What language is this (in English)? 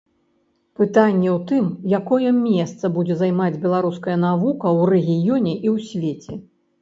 Belarusian